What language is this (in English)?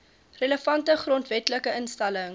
Afrikaans